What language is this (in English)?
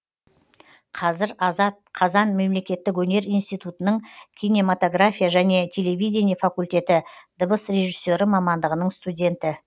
Kazakh